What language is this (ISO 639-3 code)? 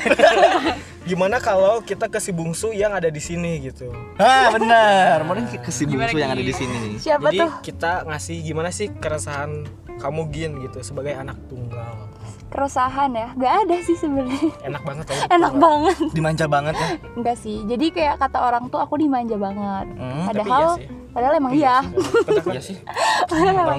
ind